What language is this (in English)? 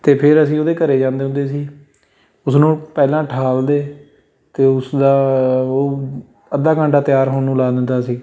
Punjabi